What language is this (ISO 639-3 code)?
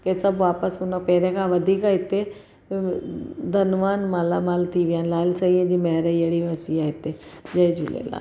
snd